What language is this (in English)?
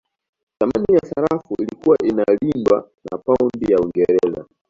Swahili